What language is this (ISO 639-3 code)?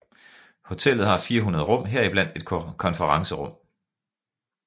dan